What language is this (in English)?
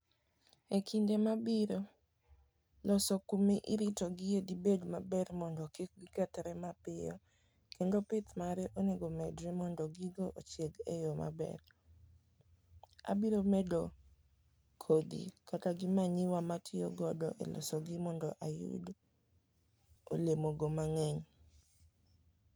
Luo (Kenya and Tanzania)